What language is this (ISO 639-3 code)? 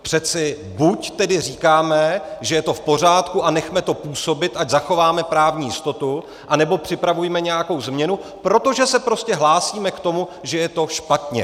ces